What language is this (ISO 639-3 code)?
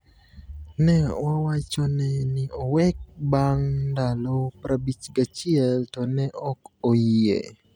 luo